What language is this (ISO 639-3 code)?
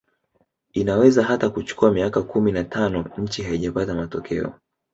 swa